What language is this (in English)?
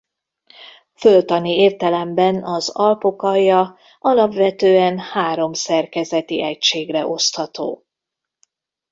Hungarian